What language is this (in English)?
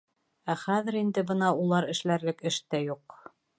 Bashkir